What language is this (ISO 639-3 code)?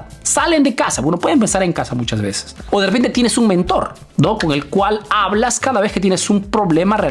spa